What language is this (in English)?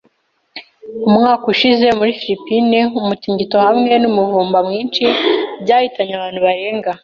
Kinyarwanda